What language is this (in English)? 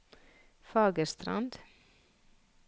Norwegian